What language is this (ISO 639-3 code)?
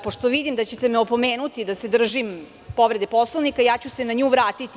srp